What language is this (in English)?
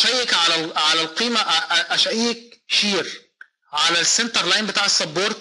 Arabic